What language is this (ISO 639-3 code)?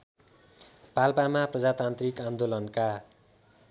nep